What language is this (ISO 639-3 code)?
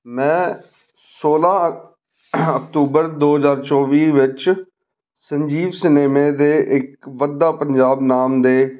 pan